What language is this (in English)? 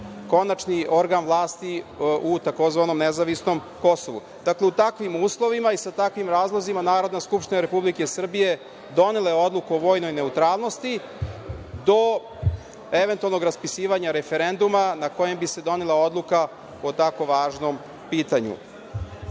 Serbian